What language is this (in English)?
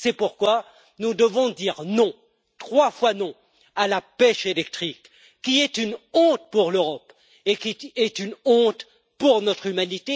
French